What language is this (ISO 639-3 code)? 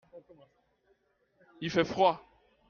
fra